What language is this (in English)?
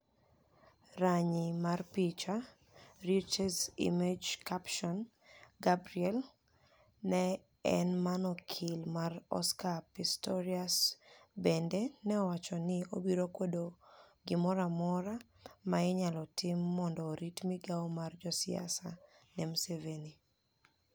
Luo (Kenya and Tanzania)